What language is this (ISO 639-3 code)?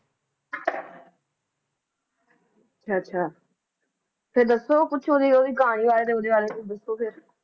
pan